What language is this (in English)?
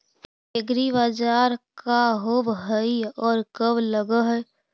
Magahi